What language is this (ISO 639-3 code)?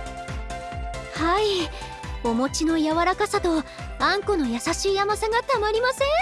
jpn